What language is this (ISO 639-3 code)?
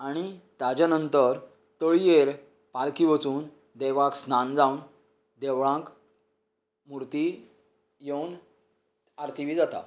kok